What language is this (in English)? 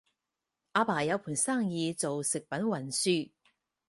Cantonese